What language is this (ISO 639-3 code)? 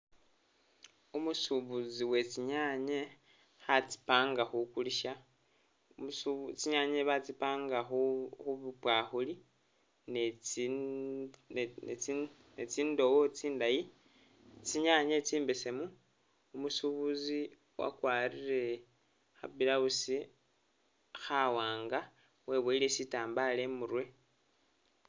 myx